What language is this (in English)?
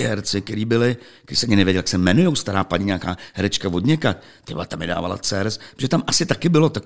Czech